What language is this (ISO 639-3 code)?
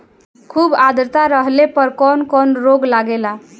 bho